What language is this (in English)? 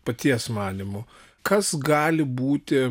Lithuanian